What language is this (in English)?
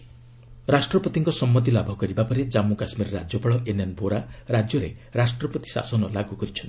Odia